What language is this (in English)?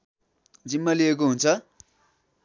Nepali